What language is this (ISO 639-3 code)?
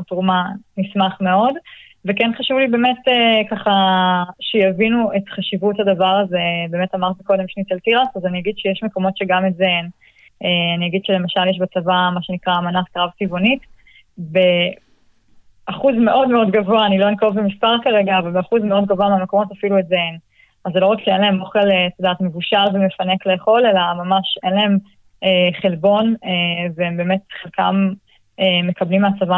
heb